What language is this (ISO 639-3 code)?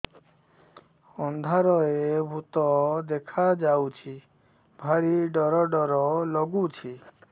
ori